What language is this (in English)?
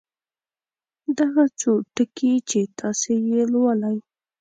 Pashto